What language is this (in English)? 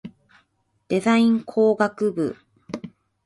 Japanese